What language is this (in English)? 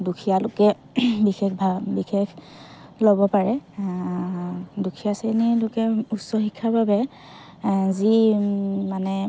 Assamese